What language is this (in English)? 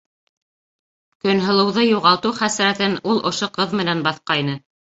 Bashkir